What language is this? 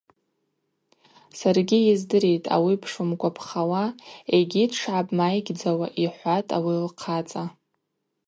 Abaza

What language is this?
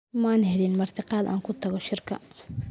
Somali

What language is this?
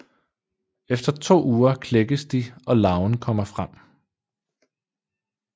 Danish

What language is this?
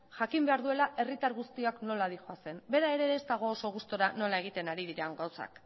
Basque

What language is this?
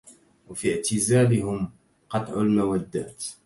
Arabic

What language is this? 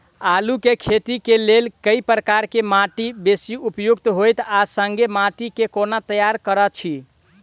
Maithili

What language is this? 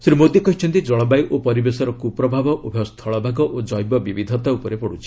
Odia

